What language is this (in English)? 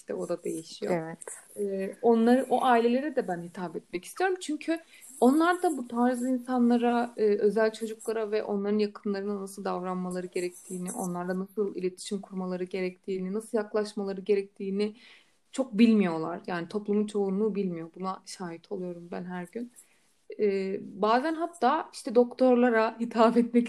Turkish